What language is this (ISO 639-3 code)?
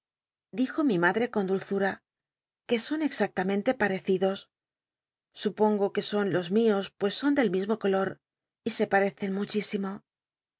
spa